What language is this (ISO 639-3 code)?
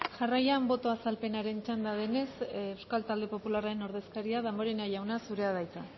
eus